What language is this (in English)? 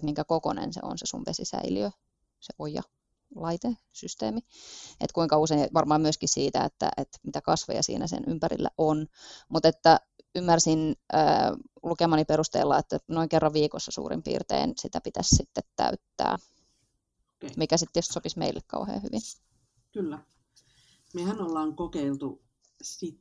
Finnish